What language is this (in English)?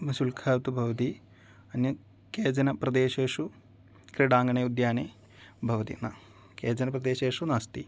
Sanskrit